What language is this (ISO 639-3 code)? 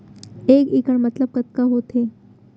hne